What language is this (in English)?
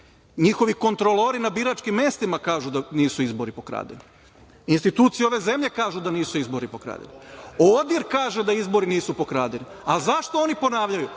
Serbian